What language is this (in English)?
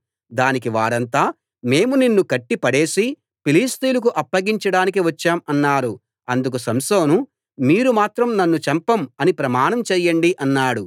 Telugu